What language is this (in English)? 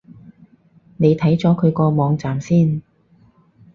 Cantonese